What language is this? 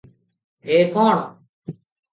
Odia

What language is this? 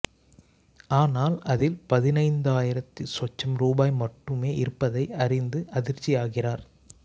Tamil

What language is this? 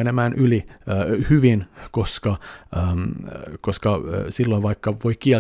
Finnish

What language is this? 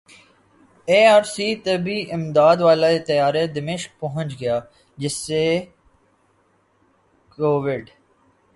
Urdu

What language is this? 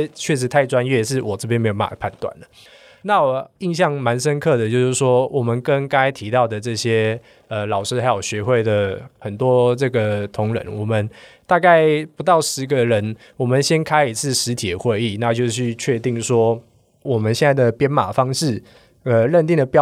Chinese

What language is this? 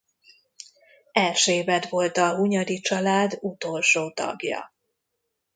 Hungarian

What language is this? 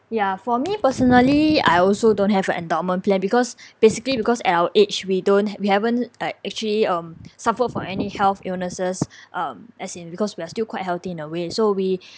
English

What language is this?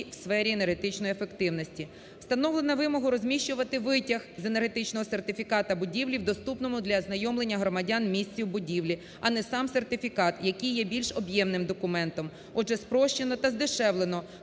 Ukrainian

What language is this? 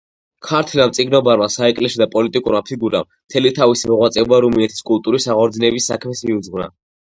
Georgian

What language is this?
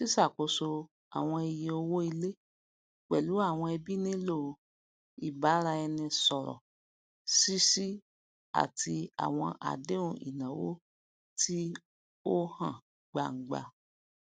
Yoruba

